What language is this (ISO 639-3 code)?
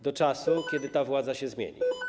pol